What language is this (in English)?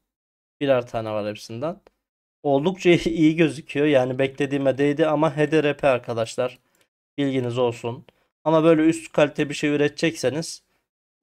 Turkish